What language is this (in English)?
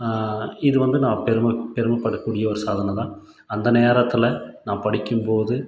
Tamil